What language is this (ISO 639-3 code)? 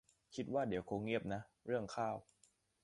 tha